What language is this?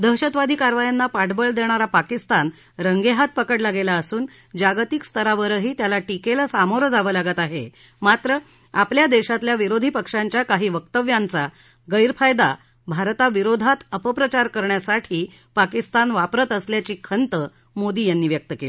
Marathi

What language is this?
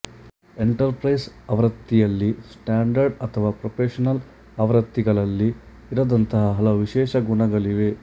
Kannada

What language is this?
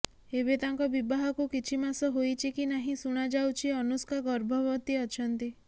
Odia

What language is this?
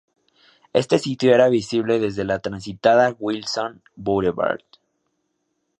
Spanish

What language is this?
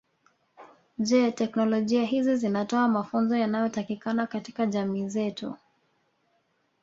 Swahili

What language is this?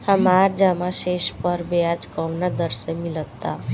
Bhojpuri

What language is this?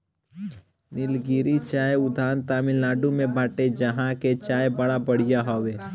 Bhojpuri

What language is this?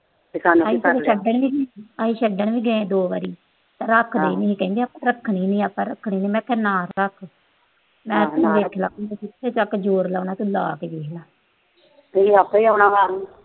Punjabi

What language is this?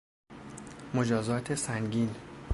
Persian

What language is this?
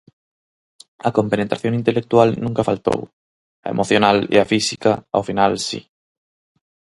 Galician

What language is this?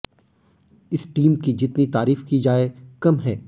Hindi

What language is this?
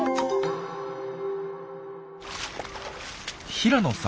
Japanese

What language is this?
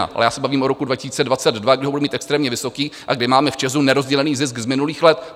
Czech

